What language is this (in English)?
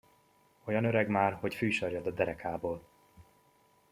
Hungarian